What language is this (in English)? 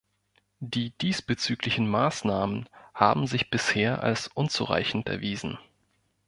German